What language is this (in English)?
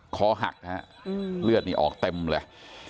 Thai